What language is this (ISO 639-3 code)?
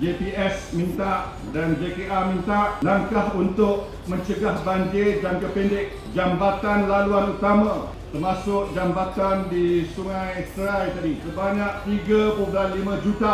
msa